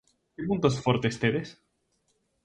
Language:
Galician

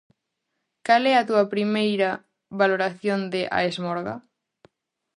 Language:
Galician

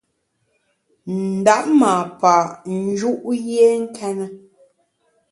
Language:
Bamun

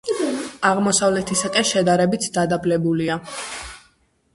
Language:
Georgian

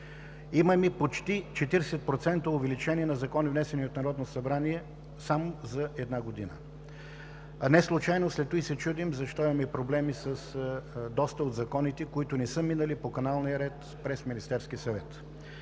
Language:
Bulgarian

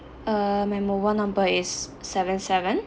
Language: English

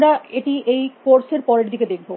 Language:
Bangla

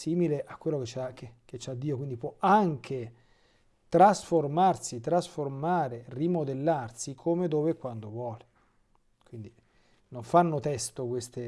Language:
Italian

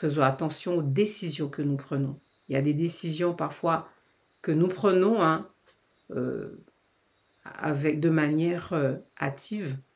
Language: French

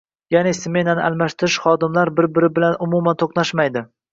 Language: Uzbek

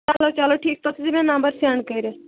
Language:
Kashmiri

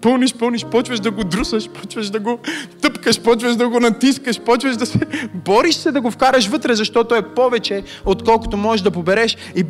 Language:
Bulgarian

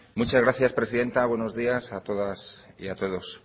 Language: Spanish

